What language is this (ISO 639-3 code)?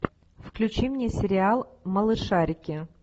rus